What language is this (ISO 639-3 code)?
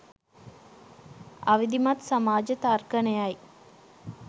sin